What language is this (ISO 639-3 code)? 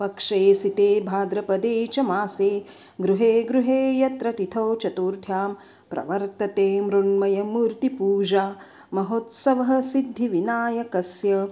san